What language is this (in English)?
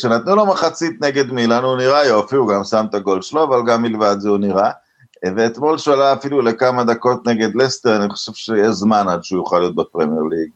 Hebrew